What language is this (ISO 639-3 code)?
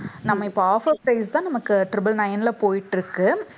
tam